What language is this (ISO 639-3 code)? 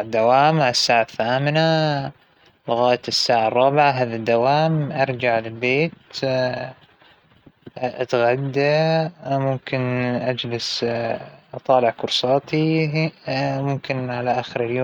acw